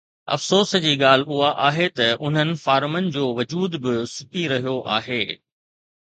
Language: Sindhi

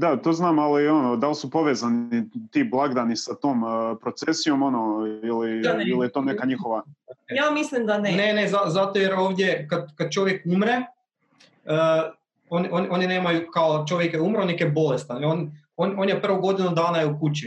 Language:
Croatian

